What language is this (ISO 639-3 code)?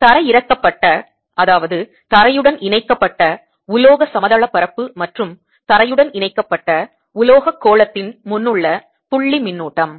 tam